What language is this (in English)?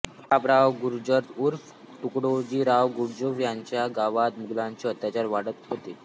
Marathi